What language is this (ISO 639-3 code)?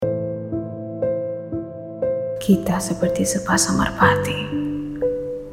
msa